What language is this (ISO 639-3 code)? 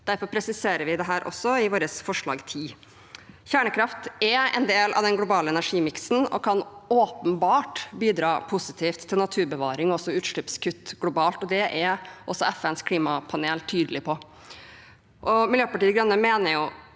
nor